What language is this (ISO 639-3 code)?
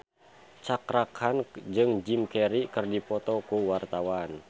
sun